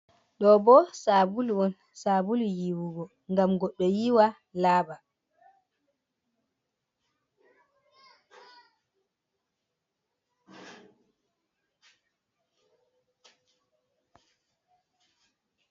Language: Fula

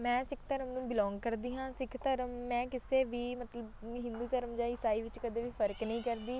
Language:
Punjabi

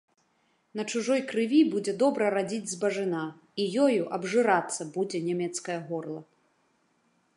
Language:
Belarusian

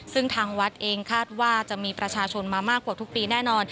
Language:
Thai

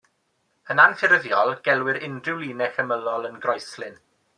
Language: Welsh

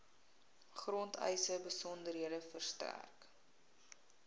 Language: Afrikaans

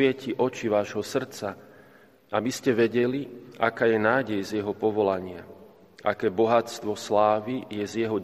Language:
Slovak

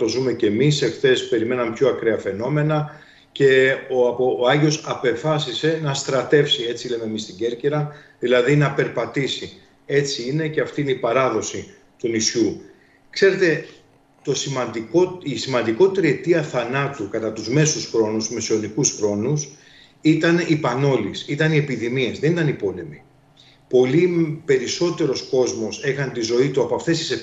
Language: Greek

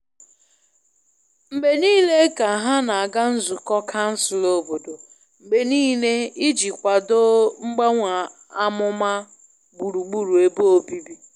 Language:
Igbo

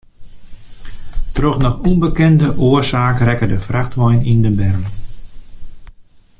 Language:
Western Frisian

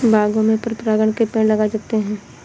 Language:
Hindi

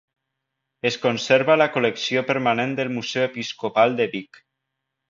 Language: Catalan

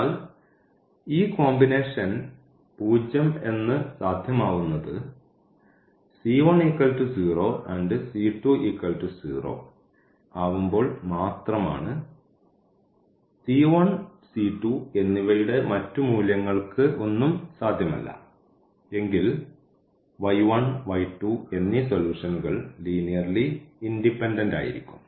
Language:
Malayalam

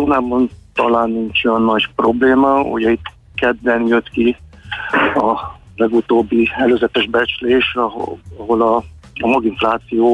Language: Hungarian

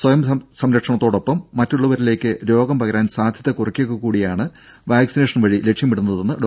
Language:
Malayalam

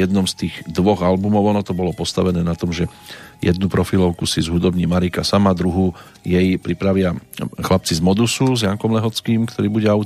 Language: Slovak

